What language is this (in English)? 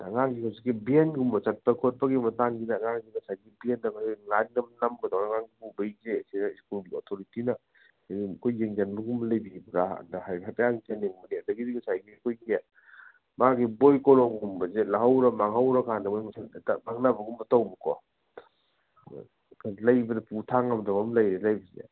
Manipuri